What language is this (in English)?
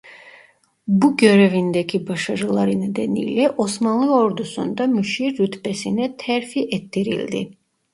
Turkish